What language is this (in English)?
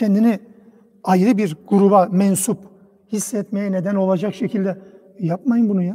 Turkish